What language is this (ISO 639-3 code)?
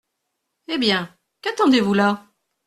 fra